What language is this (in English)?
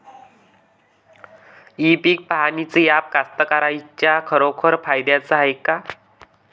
Marathi